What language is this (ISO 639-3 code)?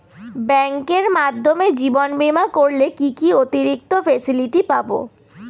ben